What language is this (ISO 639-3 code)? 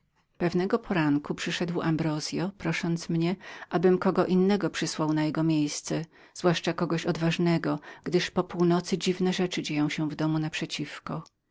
pol